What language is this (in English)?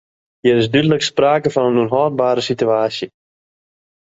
Western Frisian